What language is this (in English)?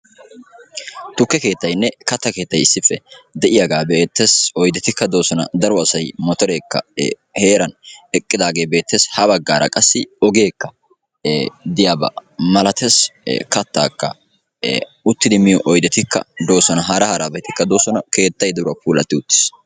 Wolaytta